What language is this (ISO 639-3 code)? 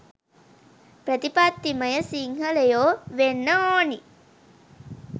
sin